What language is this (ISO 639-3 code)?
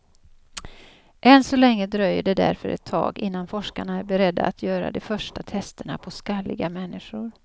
swe